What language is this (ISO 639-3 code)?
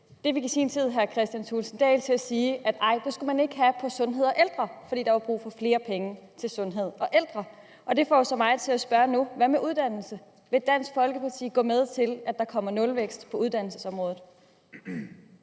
dan